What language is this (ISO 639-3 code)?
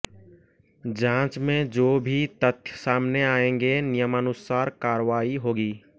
hin